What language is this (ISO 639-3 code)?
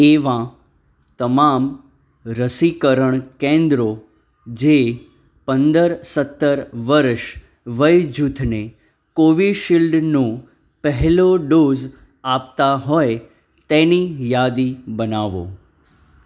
guj